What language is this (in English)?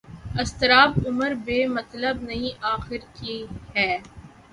Urdu